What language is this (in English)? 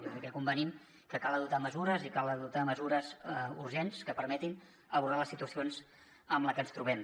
Catalan